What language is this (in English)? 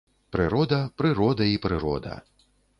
Belarusian